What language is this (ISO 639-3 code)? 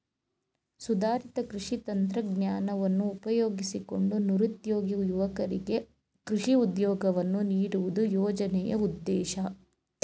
kan